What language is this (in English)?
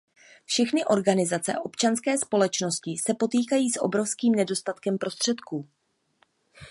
Czech